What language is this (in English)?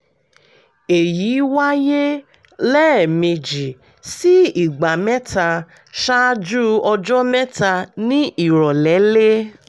Yoruba